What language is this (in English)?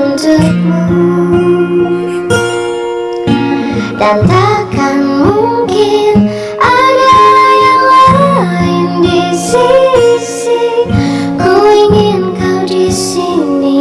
Indonesian